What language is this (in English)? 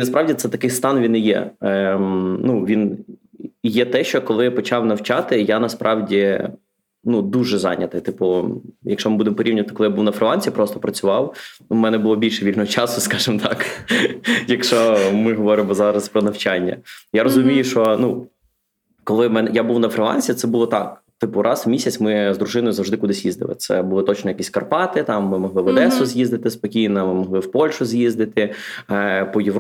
Ukrainian